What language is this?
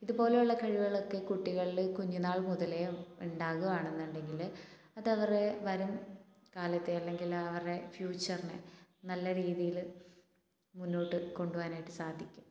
Malayalam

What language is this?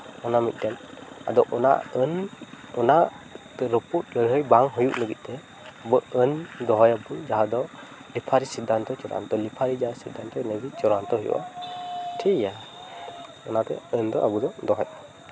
Santali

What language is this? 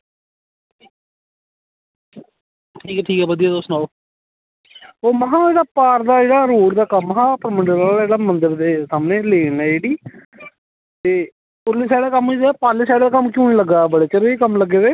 Dogri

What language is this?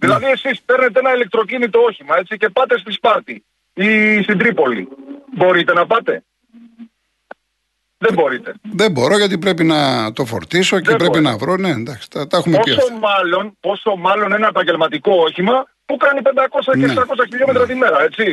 Greek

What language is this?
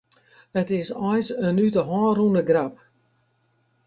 Western Frisian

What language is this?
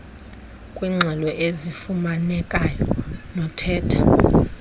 Xhosa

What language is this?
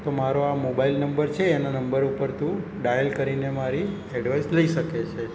Gujarati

